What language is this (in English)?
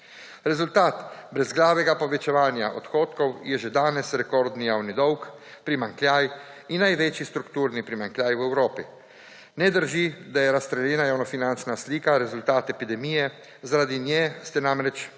Slovenian